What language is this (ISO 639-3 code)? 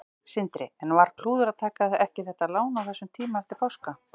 isl